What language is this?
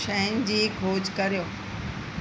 Sindhi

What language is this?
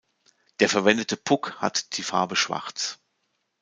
German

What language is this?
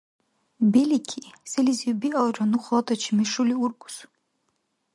Dargwa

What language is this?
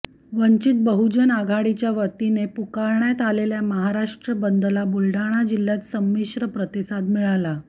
Marathi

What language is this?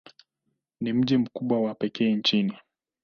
Swahili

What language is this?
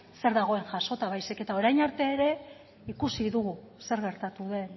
Basque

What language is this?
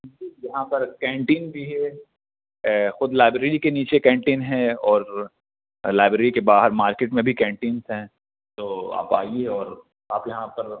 Urdu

